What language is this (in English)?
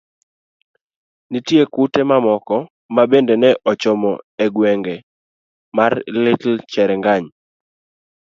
Luo (Kenya and Tanzania)